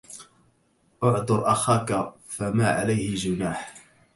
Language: Arabic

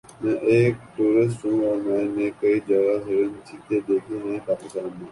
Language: Urdu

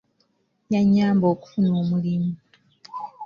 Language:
Ganda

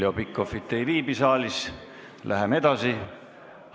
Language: Estonian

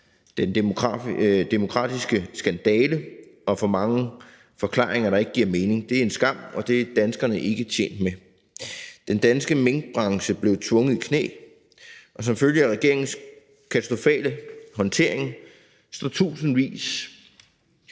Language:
Danish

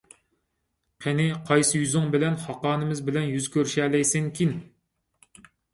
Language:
Uyghur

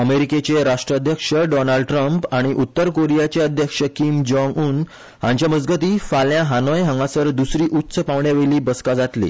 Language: Konkani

